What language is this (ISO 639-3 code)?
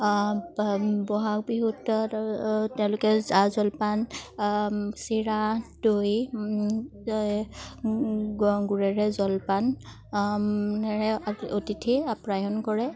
asm